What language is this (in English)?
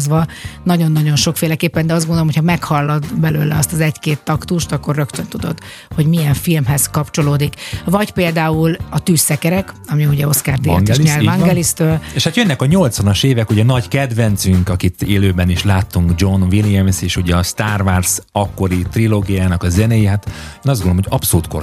Hungarian